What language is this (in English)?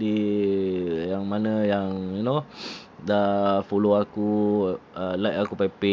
Malay